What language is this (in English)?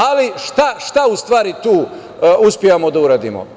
Serbian